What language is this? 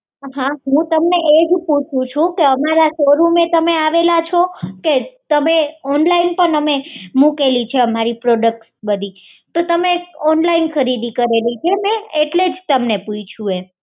Gujarati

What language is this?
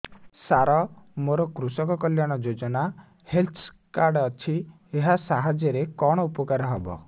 Odia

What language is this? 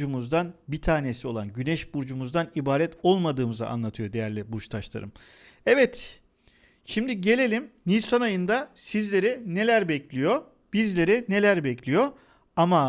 Turkish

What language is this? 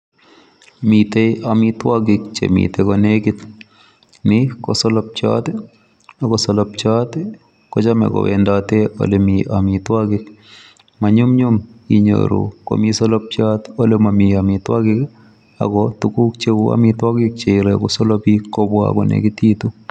Kalenjin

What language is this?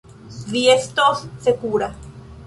Esperanto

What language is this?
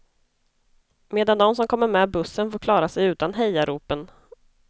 Swedish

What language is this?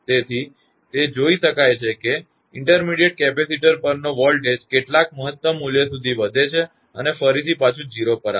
Gujarati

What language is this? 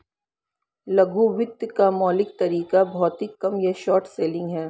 Hindi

